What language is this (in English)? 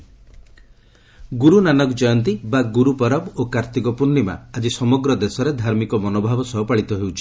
Odia